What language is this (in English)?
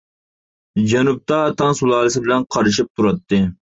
Uyghur